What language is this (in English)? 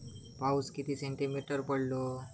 Marathi